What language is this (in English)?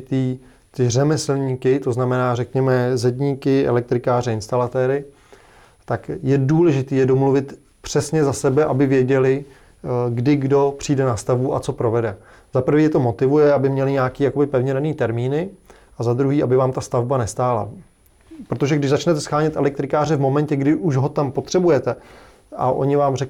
Czech